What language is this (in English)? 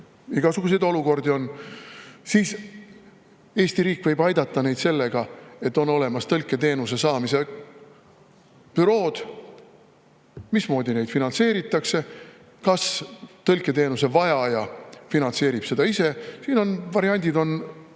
Estonian